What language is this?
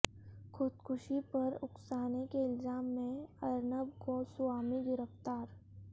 Urdu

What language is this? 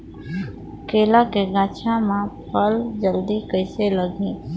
Chhattisgarhi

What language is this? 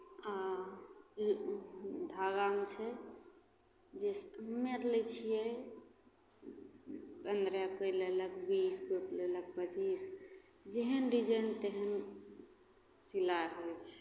Maithili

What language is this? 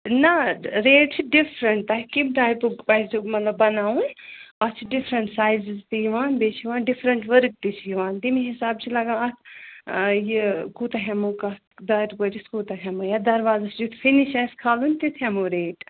Kashmiri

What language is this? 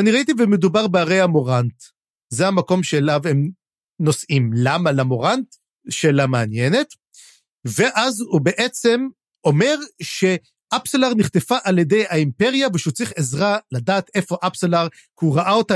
Hebrew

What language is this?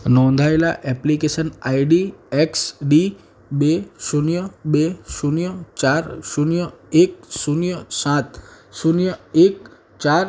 Gujarati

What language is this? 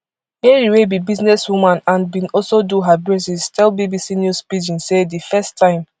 Nigerian Pidgin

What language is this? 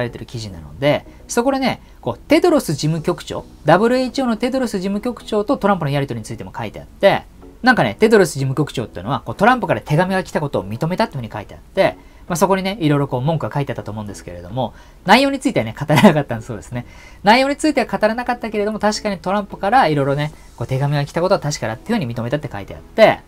Japanese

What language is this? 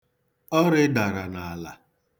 Igbo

